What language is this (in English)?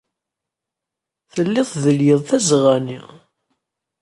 Kabyle